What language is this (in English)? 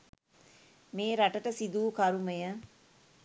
Sinhala